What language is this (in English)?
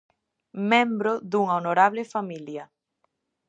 Galician